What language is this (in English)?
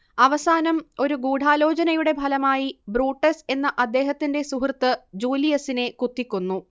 Malayalam